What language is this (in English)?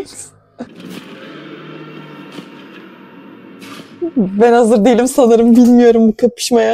Turkish